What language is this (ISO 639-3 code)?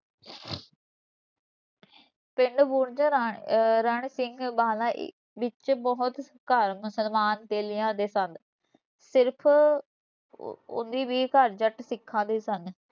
pan